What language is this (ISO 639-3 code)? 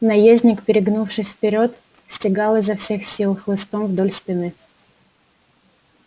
rus